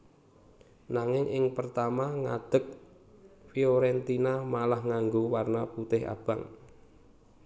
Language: Javanese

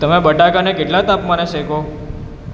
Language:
Gujarati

